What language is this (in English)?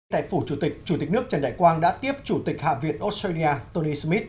Vietnamese